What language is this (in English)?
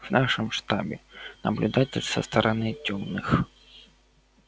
Russian